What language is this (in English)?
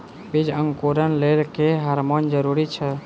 Maithili